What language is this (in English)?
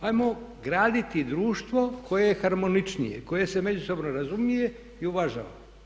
Croatian